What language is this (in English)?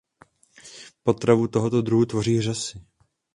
Czech